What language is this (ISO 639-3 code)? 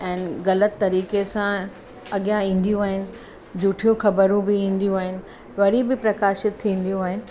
snd